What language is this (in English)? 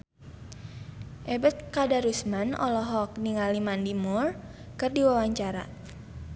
Sundanese